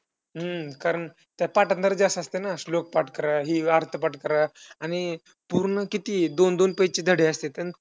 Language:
Marathi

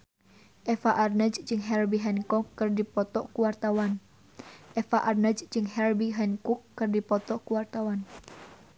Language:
Sundanese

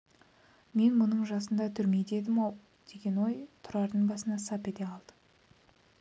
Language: Kazakh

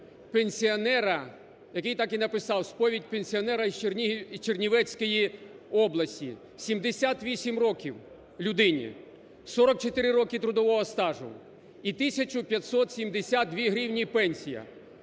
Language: Ukrainian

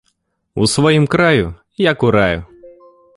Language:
Belarusian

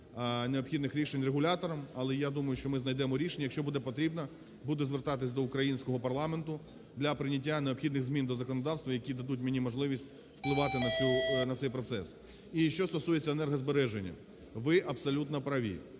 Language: Ukrainian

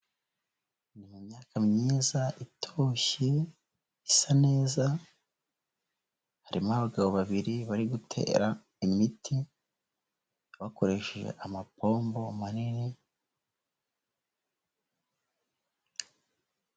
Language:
Kinyarwanda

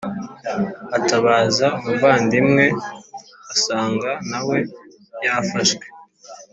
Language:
Kinyarwanda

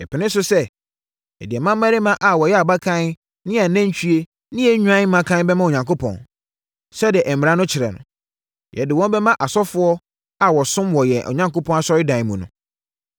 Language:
Akan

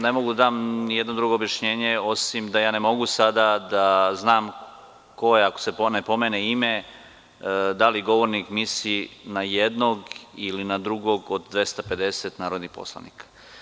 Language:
Serbian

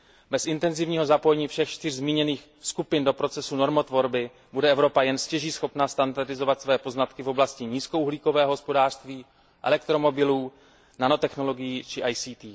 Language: Czech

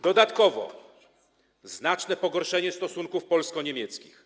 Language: Polish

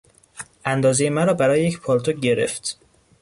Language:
Persian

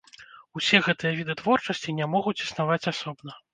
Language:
Belarusian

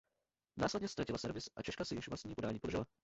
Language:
Czech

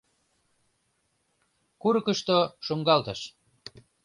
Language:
Mari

